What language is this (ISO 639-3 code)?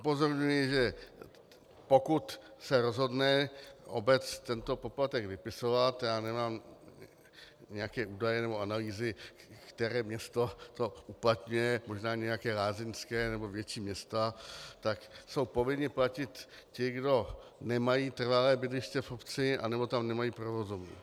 ces